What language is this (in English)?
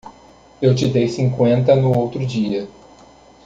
Portuguese